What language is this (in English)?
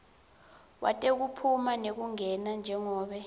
Swati